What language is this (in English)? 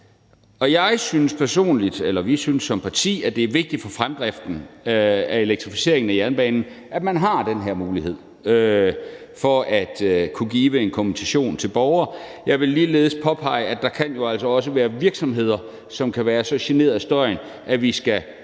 Danish